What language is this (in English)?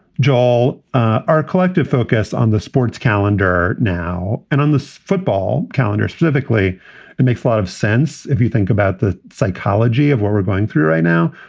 English